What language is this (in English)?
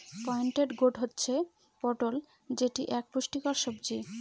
Bangla